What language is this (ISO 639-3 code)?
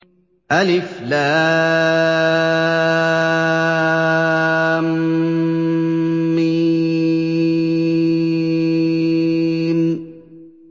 ara